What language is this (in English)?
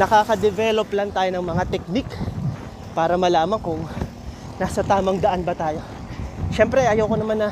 Filipino